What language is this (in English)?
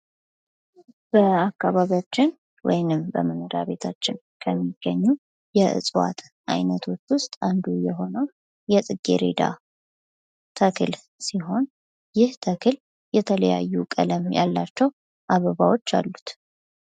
Amharic